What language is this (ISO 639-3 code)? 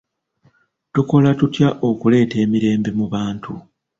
lug